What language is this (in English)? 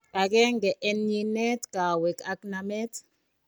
Kalenjin